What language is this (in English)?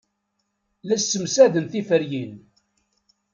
Kabyle